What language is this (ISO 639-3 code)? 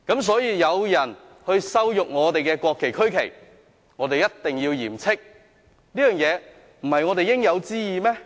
yue